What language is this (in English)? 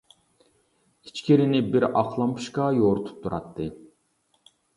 Uyghur